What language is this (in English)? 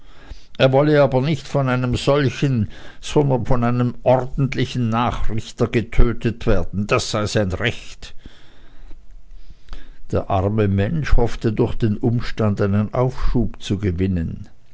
German